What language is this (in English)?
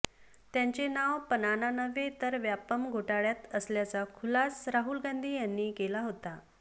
Marathi